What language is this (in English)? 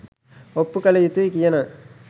Sinhala